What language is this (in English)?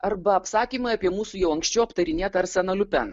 Lithuanian